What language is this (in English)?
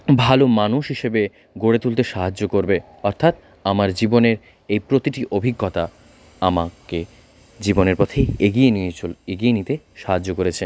Bangla